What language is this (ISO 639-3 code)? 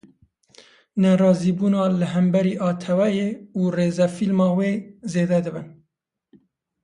kur